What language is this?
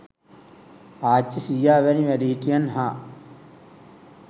Sinhala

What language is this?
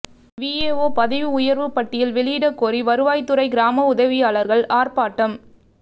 Tamil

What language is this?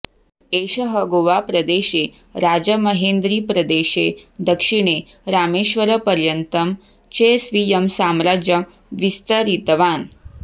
Sanskrit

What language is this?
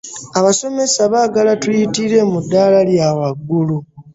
Ganda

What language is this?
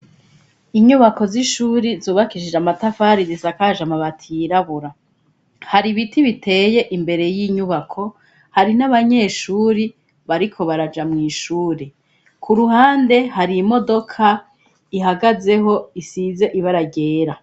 Rundi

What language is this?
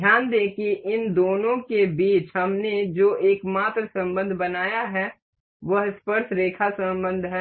Hindi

